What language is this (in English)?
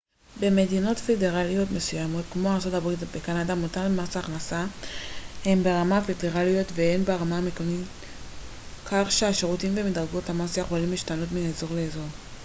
Hebrew